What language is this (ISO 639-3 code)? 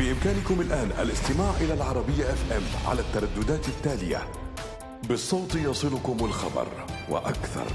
ara